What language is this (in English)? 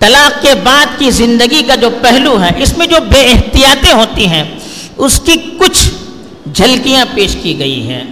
Urdu